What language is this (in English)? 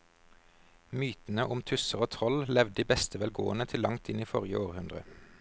Norwegian